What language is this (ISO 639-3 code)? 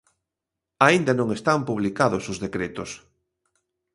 glg